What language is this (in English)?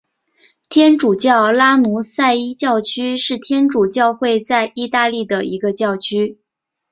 Chinese